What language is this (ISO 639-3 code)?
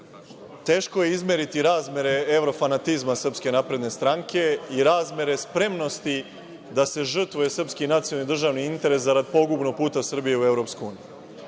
srp